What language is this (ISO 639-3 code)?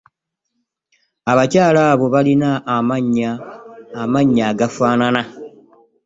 lug